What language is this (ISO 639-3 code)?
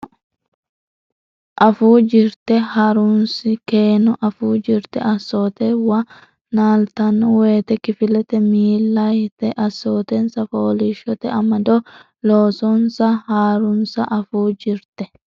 sid